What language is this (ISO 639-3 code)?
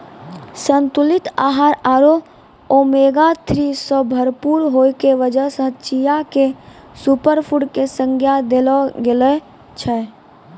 mai